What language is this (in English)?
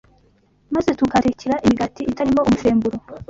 Kinyarwanda